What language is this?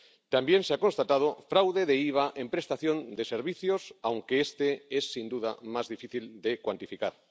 Spanish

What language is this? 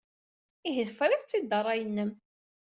Kabyle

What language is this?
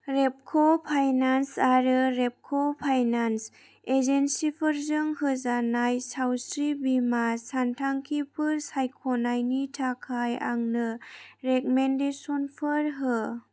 Bodo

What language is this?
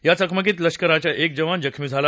Marathi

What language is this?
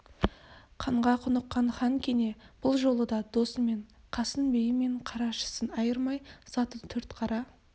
Kazakh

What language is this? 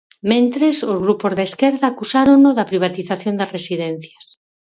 Galician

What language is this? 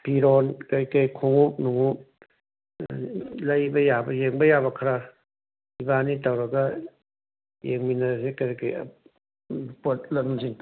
Manipuri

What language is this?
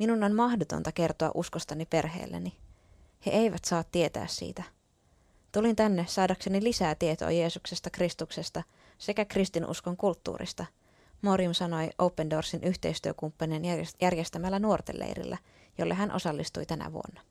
Finnish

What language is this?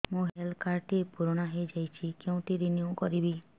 Odia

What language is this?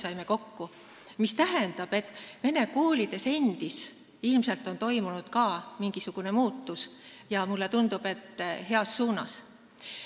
Estonian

